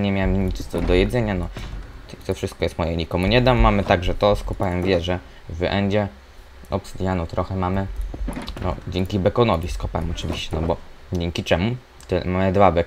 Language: Polish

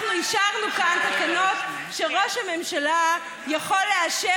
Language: Hebrew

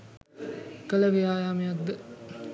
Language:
Sinhala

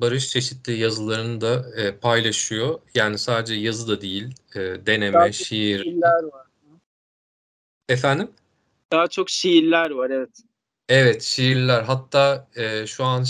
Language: Turkish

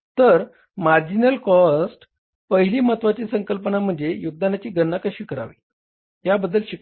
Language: Marathi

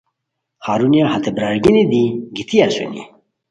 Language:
Khowar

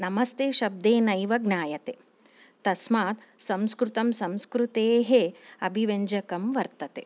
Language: Sanskrit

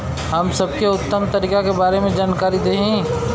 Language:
Bhojpuri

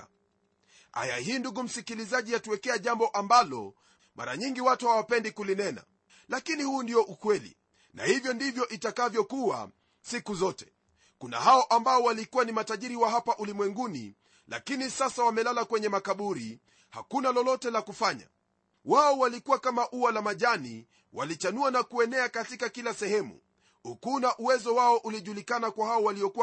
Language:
Swahili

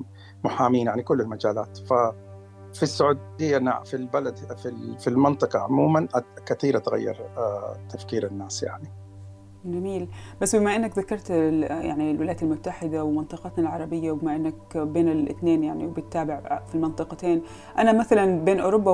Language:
Arabic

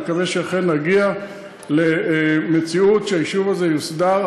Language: Hebrew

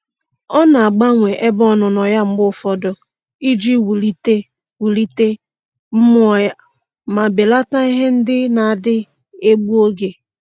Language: Igbo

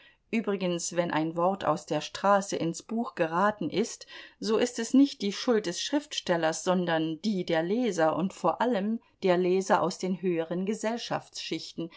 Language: German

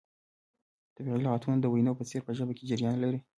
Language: Pashto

